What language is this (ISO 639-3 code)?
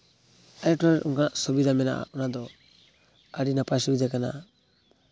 sat